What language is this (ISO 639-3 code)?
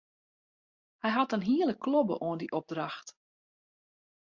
fry